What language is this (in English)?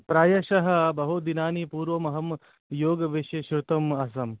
Sanskrit